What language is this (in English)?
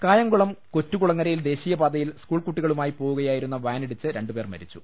Malayalam